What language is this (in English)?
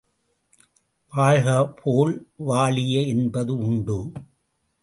Tamil